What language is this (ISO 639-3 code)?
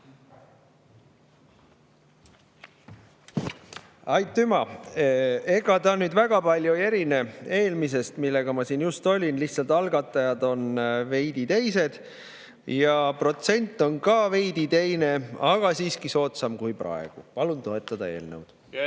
est